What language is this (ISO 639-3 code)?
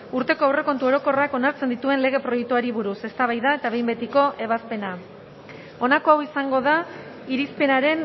eus